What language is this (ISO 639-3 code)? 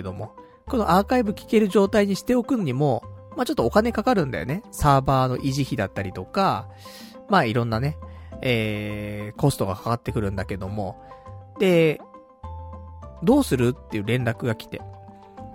jpn